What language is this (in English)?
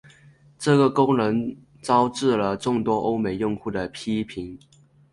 Chinese